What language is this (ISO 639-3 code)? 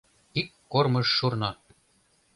chm